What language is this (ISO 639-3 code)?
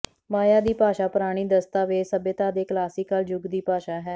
pan